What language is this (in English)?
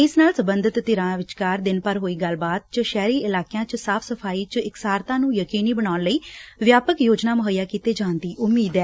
Punjabi